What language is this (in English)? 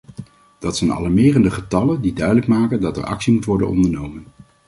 Dutch